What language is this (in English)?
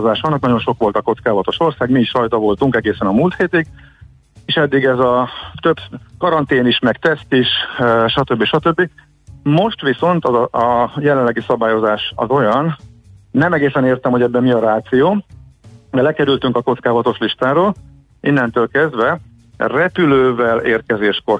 Hungarian